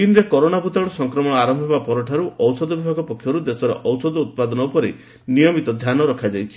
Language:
Odia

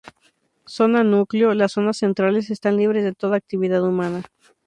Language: Spanish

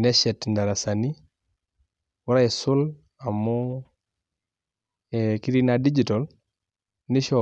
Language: Masai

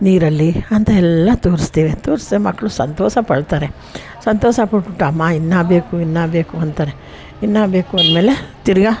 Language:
Kannada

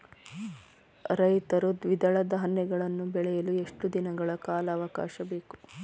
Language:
Kannada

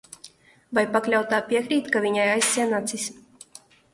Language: Latvian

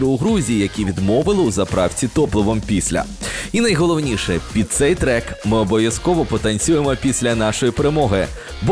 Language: Ukrainian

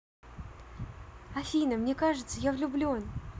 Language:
Russian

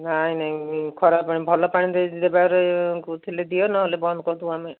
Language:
Odia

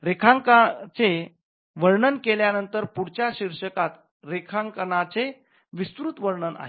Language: Marathi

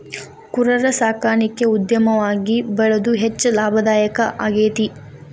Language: Kannada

